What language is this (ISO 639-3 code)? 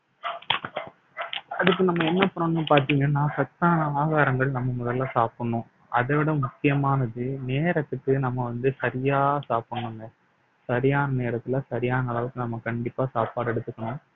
tam